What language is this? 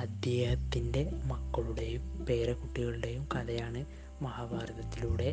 Malayalam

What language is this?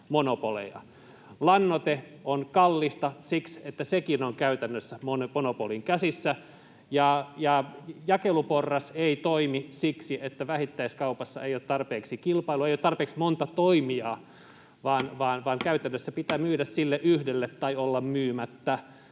Finnish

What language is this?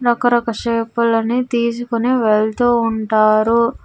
Telugu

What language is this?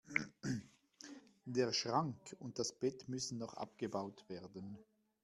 German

